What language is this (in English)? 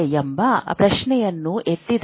Kannada